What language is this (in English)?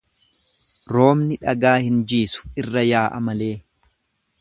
Oromo